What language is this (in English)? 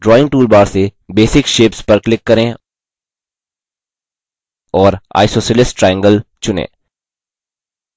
Hindi